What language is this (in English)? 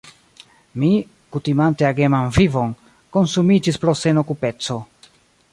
Esperanto